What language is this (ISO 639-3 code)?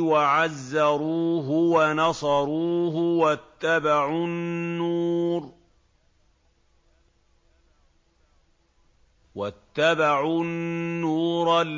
ara